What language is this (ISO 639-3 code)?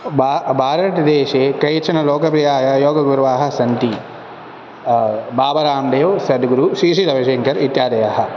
san